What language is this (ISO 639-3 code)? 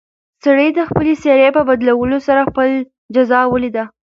pus